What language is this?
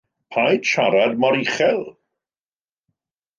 Welsh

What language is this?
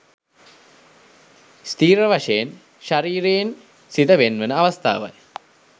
Sinhala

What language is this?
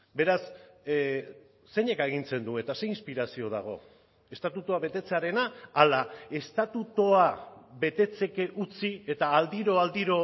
Basque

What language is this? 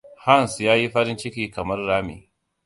Hausa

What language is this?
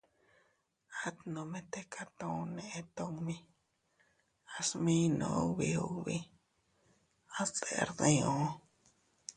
Teutila Cuicatec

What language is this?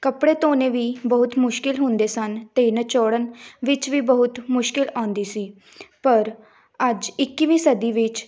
Punjabi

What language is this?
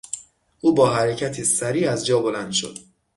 Persian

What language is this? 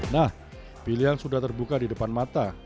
Indonesian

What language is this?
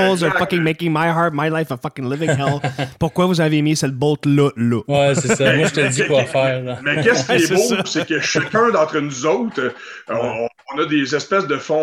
French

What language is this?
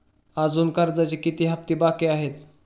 Marathi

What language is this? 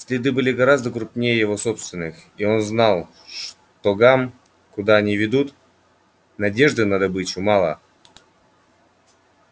Russian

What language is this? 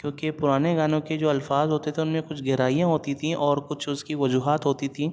Urdu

